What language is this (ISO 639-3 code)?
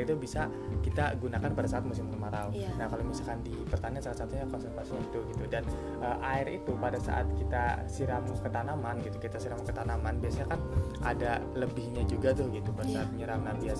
ind